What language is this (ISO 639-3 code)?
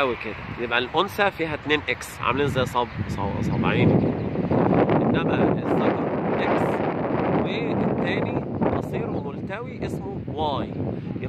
ara